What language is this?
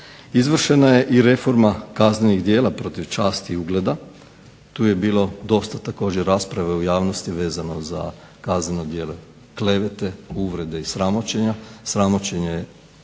Croatian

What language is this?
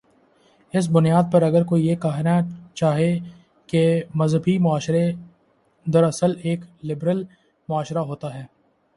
Urdu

